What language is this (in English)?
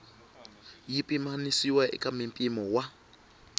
Tsonga